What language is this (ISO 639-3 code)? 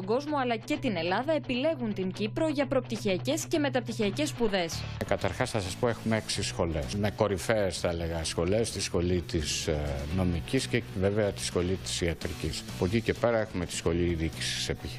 ell